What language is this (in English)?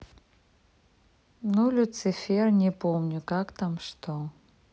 Russian